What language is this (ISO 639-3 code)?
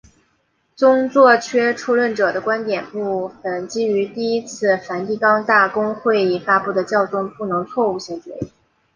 zho